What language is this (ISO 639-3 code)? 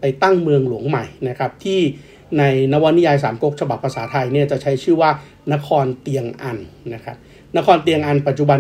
tha